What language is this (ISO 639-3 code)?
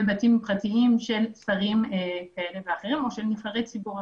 heb